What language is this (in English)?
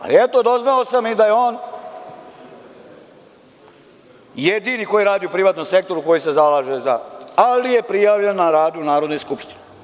Serbian